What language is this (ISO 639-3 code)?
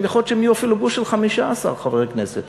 heb